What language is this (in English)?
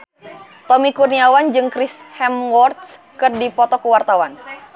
Sundanese